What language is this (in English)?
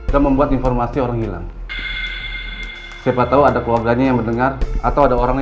Indonesian